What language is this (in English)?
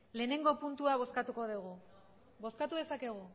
Basque